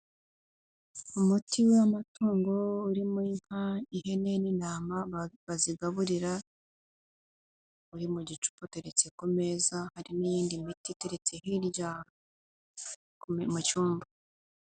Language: Kinyarwanda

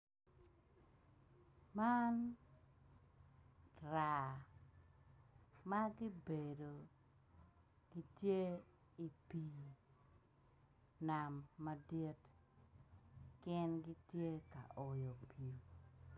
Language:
Acoli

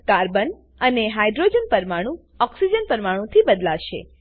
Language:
Gujarati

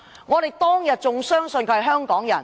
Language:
Cantonese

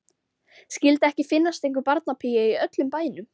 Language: Icelandic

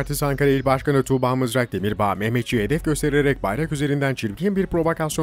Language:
Turkish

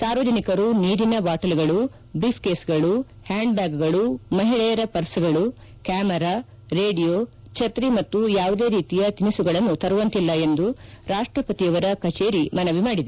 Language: Kannada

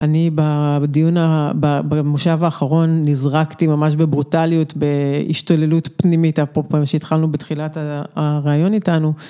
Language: Hebrew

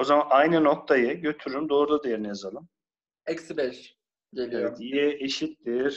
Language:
Turkish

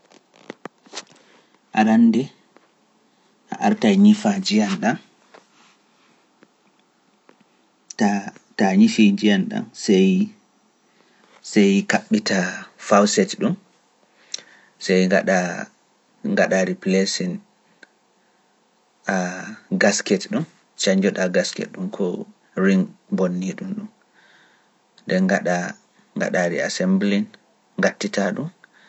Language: Pular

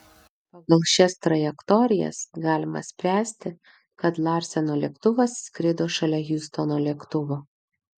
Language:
Lithuanian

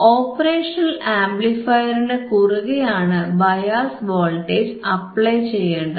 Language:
Malayalam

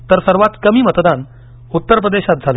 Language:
Marathi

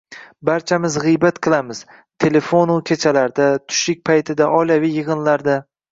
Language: Uzbek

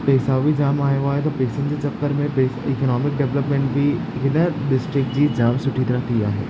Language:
Sindhi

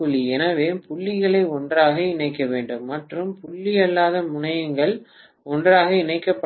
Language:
Tamil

